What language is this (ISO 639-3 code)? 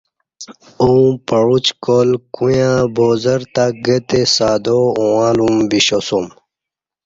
bsh